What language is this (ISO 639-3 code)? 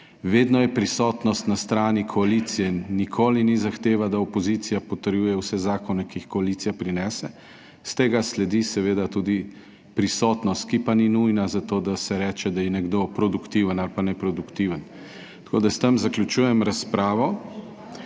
slv